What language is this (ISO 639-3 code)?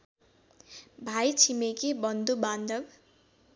nep